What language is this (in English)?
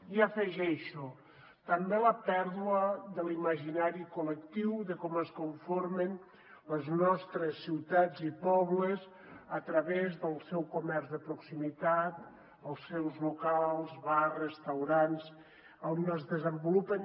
Catalan